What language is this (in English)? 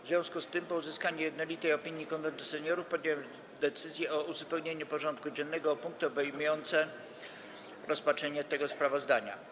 Polish